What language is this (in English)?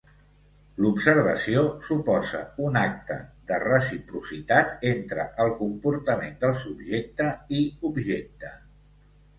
Catalan